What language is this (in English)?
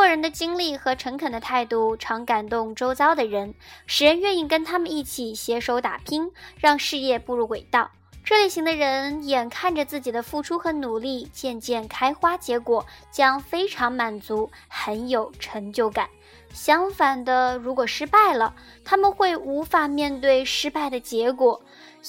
Chinese